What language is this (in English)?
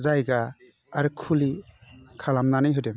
Bodo